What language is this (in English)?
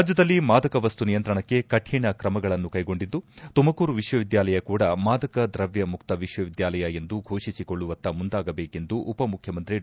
Kannada